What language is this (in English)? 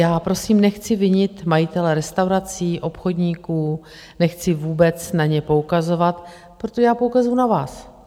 Czech